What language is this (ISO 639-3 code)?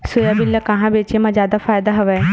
hne